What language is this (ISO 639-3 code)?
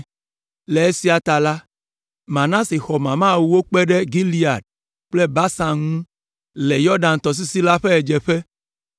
ewe